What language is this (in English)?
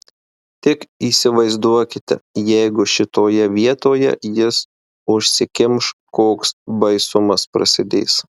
Lithuanian